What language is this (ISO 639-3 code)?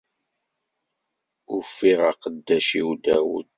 kab